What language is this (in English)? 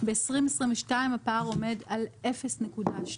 Hebrew